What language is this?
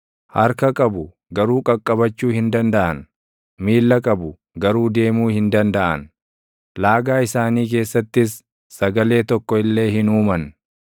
Oromo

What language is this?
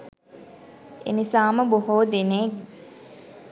Sinhala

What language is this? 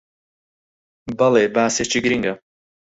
Central Kurdish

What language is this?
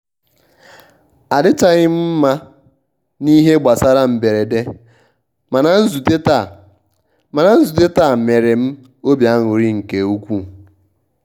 Igbo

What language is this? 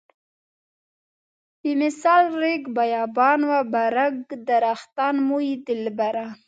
Pashto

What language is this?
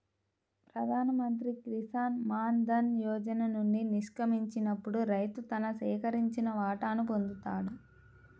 Telugu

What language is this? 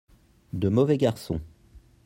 French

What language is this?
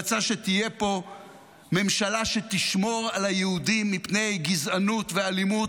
Hebrew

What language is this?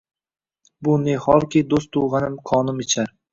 Uzbek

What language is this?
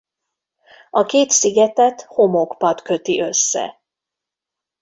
Hungarian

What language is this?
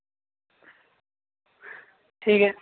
Dogri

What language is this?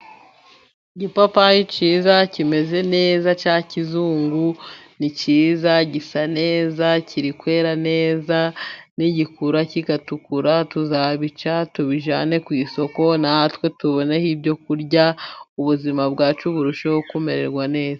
Kinyarwanda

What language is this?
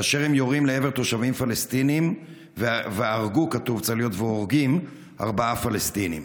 Hebrew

